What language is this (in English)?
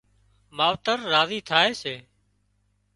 Wadiyara Koli